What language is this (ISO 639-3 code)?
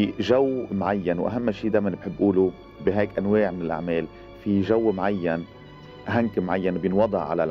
ara